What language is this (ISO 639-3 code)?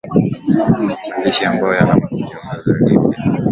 swa